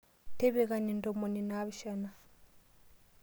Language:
Masai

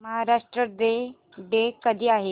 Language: Marathi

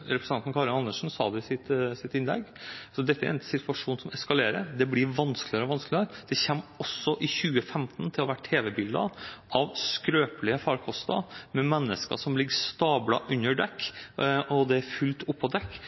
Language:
Norwegian Bokmål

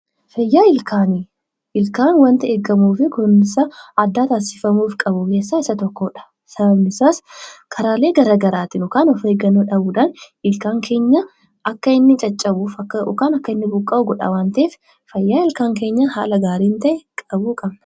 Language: Oromo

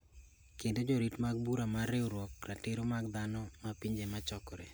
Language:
Luo (Kenya and Tanzania)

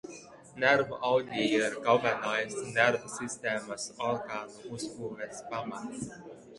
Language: Latvian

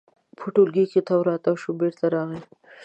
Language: Pashto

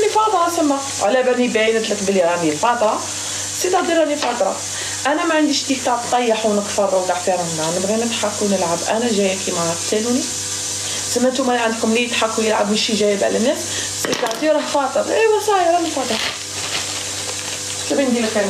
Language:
Arabic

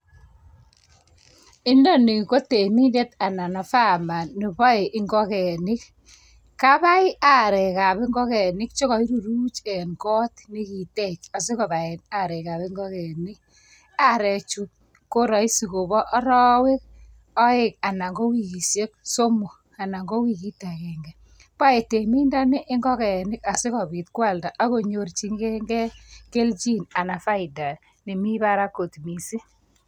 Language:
Kalenjin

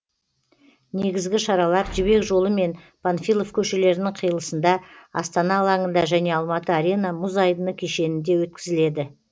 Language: Kazakh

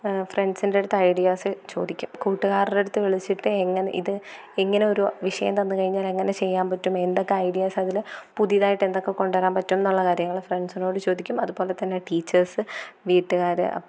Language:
Malayalam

